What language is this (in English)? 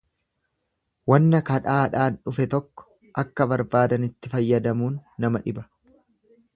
Oromo